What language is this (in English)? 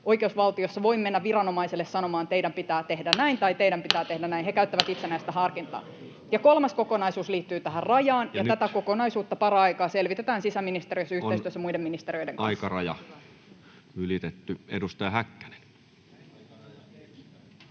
Finnish